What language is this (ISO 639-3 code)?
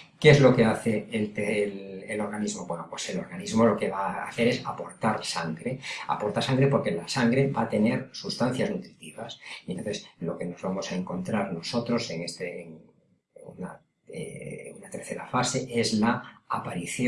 spa